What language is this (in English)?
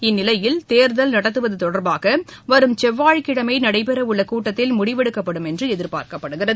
Tamil